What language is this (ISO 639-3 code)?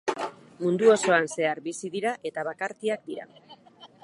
eus